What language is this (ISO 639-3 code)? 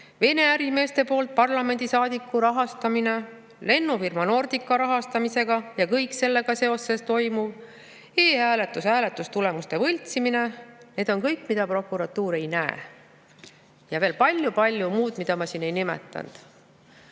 est